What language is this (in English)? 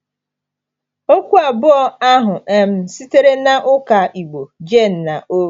Igbo